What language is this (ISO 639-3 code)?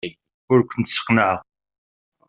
kab